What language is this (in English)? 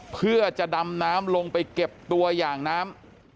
Thai